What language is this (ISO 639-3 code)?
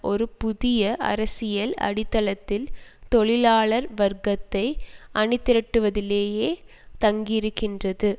tam